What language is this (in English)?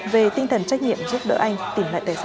Vietnamese